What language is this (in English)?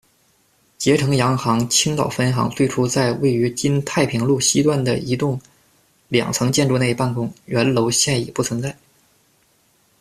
Chinese